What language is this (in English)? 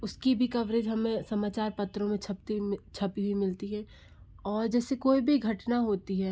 Hindi